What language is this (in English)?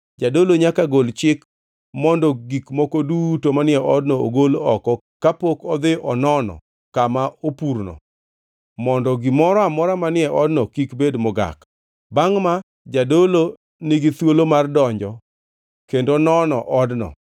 Luo (Kenya and Tanzania)